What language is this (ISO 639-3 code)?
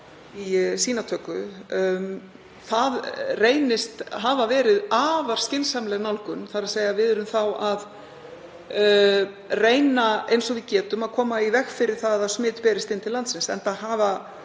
isl